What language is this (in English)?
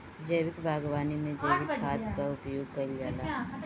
Bhojpuri